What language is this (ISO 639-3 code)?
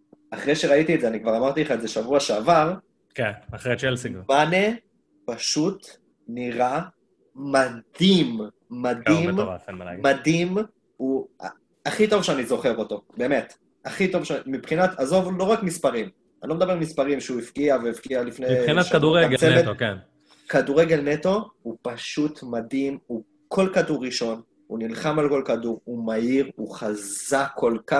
heb